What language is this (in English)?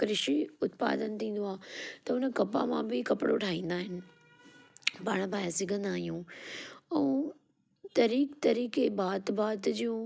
Sindhi